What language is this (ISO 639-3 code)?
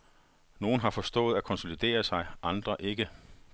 dan